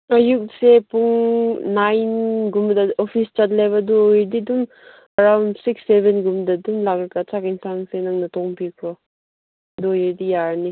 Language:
Manipuri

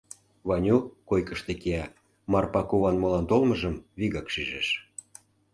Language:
Mari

